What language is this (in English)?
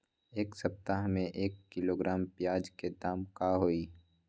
Magahi